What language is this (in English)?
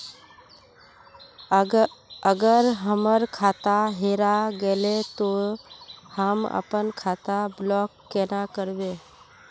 Magahi